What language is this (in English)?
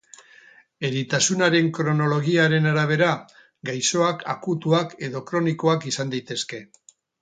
Basque